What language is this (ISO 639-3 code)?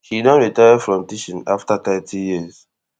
pcm